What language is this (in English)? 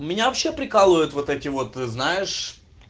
Russian